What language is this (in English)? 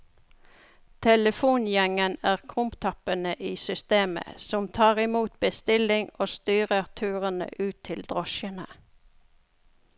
Norwegian